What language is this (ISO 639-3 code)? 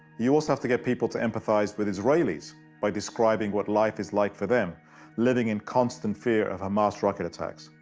eng